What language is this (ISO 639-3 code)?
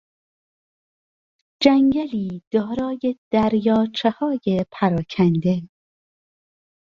fas